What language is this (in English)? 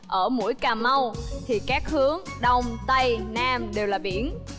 Vietnamese